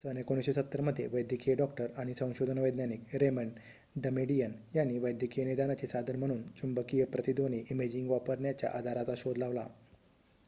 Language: Marathi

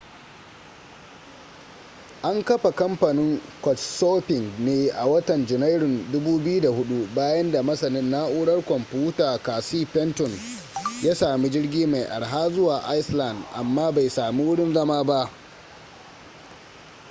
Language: Hausa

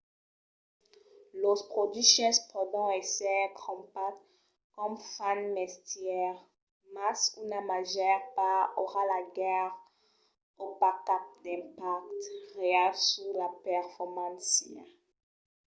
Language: Occitan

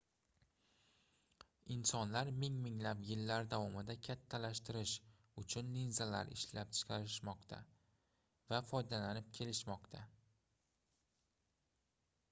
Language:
Uzbek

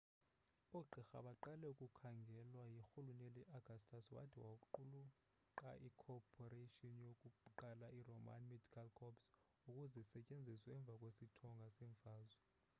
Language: Xhosa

